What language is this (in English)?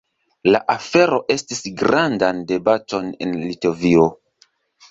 Esperanto